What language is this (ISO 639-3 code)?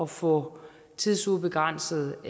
dan